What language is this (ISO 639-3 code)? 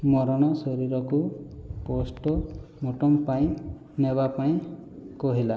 ori